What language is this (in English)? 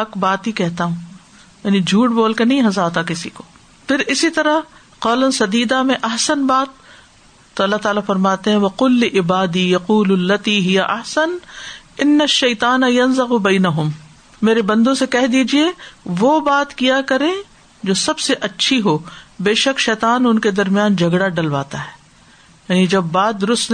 Urdu